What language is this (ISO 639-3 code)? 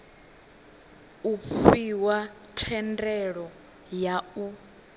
ven